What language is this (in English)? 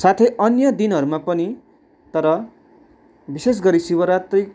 Nepali